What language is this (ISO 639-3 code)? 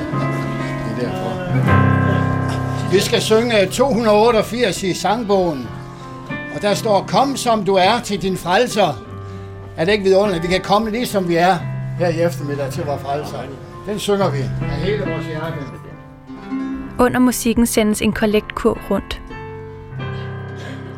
dan